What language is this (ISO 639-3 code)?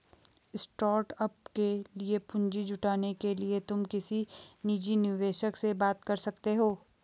hin